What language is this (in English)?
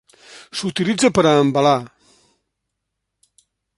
Catalan